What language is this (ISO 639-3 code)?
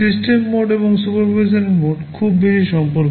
ben